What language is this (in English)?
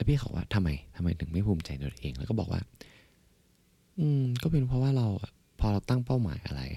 Thai